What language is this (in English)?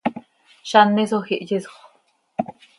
Seri